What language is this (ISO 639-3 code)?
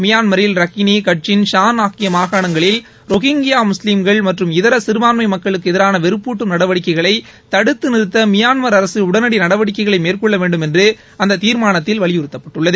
tam